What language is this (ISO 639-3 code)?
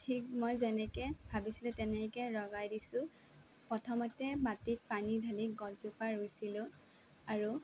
asm